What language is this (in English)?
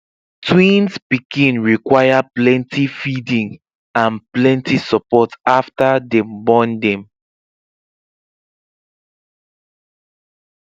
Nigerian Pidgin